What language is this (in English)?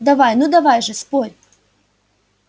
Russian